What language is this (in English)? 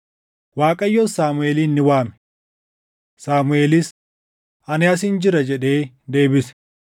Oromo